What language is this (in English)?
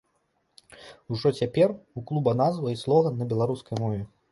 Belarusian